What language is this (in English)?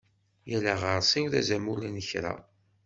Kabyle